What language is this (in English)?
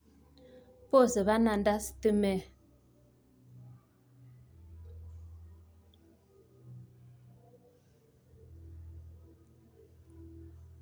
Kalenjin